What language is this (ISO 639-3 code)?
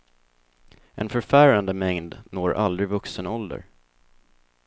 swe